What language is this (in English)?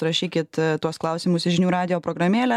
Lithuanian